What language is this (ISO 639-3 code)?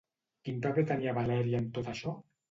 cat